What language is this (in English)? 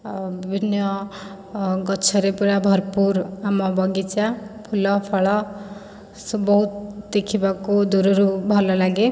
Odia